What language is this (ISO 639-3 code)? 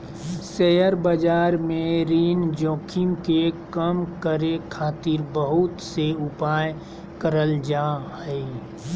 mag